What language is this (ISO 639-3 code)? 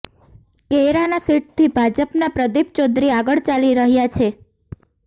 guj